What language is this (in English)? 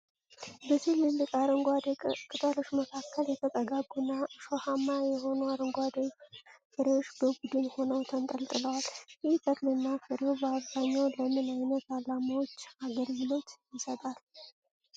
Amharic